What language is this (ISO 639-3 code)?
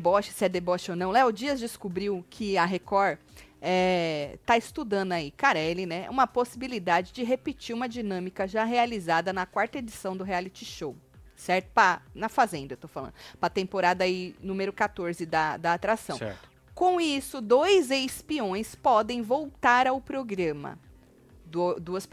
por